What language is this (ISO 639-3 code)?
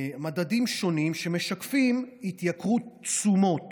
heb